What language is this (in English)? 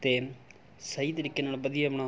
Punjabi